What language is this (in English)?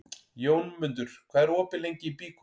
Icelandic